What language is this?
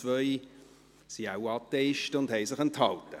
Swiss German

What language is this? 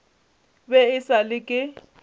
Northern Sotho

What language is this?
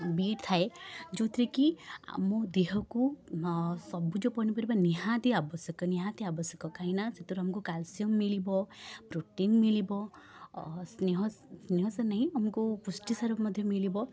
Odia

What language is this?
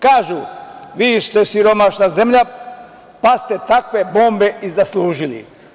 Serbian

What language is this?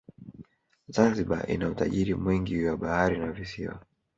Swahili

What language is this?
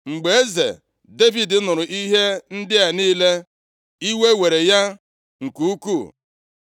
Igbo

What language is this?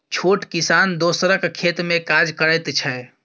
Maithili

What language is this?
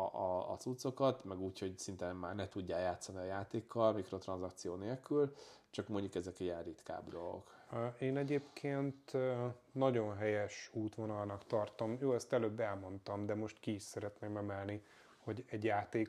Hungarian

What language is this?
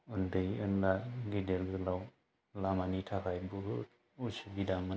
Bodo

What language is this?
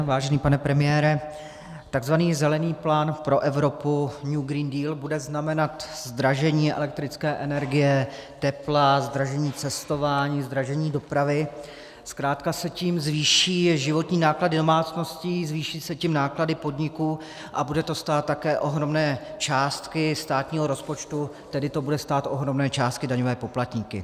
Czech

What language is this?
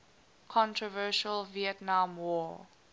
English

